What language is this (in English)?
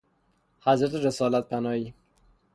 Persian